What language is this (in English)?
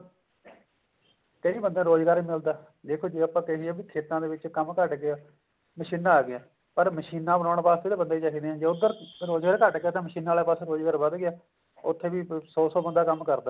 Punjabi